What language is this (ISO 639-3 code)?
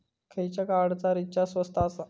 mar